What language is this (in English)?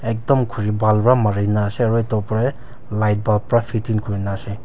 Naga Pidgin